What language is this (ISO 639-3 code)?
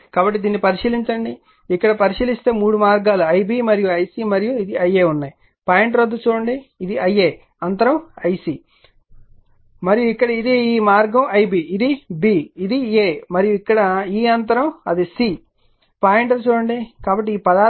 tel